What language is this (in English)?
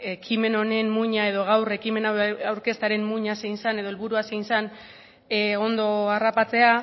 Basque